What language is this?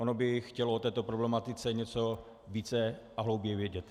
Czech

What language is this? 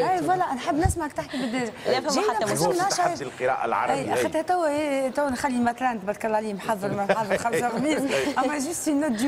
Arabic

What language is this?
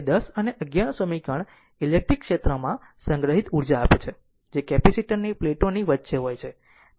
Gujarati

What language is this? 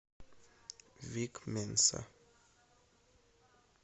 Russian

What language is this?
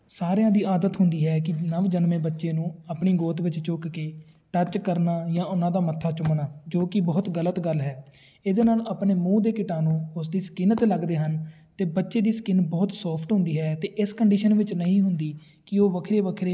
Punjabi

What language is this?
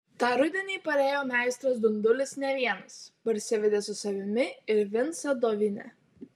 Lithuanian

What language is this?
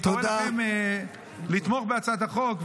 Hebrew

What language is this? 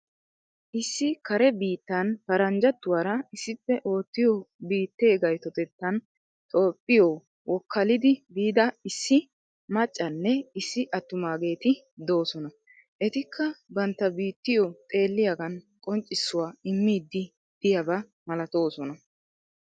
Wolaytta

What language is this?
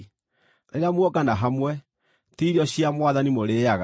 Kikuyu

